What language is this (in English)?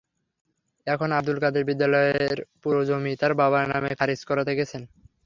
Bangla